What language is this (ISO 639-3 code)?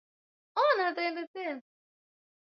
swa